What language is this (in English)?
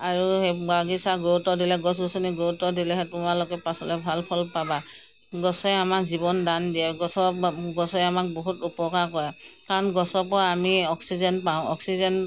Assamese